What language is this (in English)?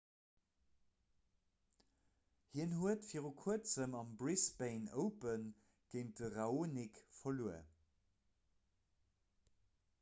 Luxembourgish